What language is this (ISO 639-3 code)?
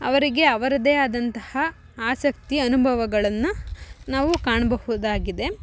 kan